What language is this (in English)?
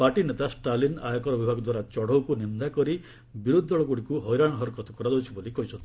Odia